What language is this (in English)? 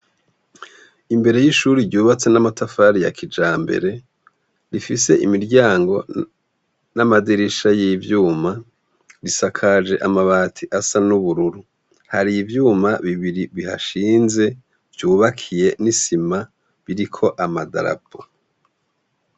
Rundi